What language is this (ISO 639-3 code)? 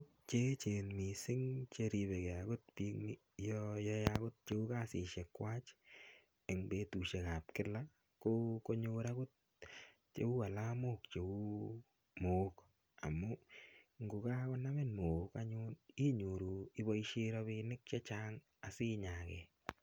kln